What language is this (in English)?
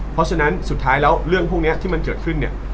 Thai